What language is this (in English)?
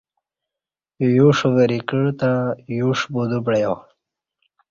Kati